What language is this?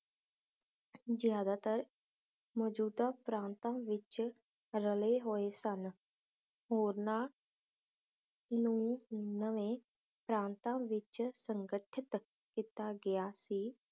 Punjabi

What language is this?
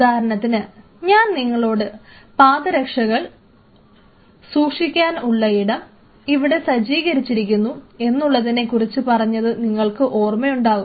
Malayalam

